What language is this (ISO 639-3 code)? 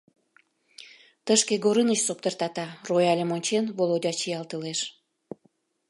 chm